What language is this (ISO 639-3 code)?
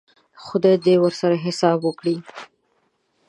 pus